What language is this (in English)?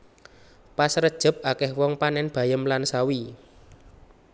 Javanese